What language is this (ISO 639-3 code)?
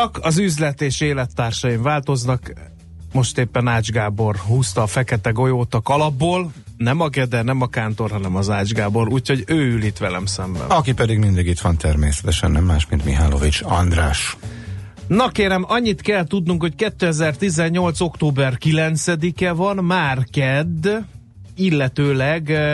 hun